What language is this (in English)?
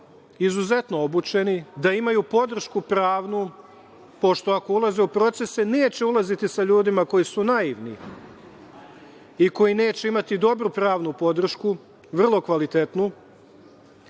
Serbian